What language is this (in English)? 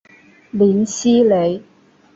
Chinese